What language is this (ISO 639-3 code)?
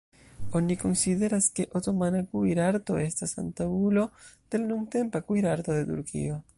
epo